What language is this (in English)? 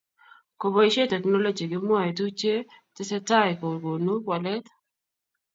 Kalenjin